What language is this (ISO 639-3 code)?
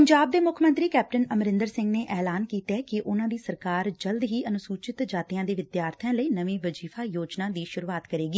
pan